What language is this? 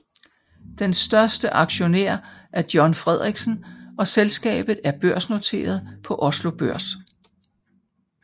Danish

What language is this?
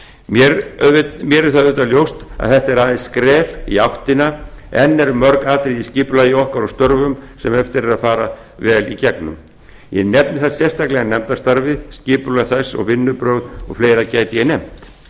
Icelandic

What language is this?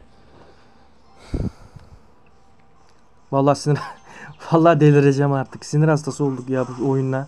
Turkish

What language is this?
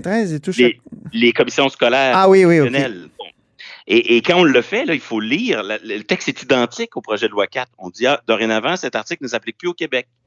French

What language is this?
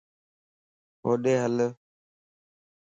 Lasi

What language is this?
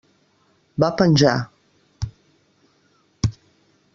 Catalan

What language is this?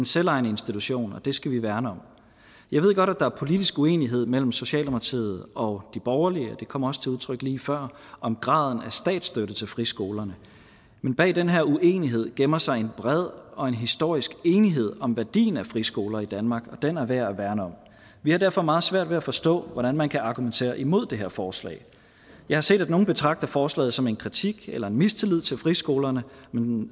Danish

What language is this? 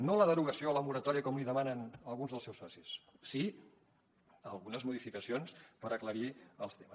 Catalan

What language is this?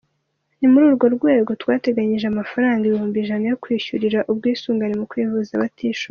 Kinyarwanda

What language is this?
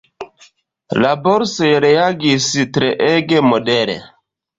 Esperanto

